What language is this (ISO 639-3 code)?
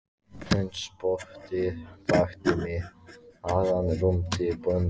isl